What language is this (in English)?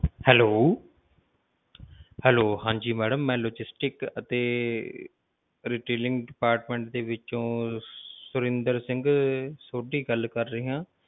Punjabi